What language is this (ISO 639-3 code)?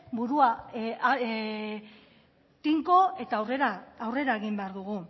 eus